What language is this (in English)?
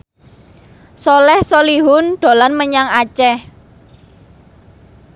Javanese